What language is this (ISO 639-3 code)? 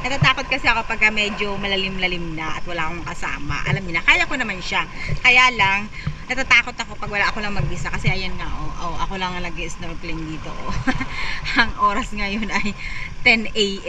fil